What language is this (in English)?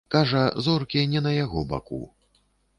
Belarusian